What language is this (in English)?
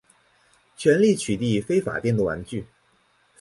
Chinese